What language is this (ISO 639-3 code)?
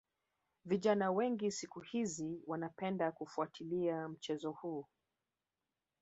swa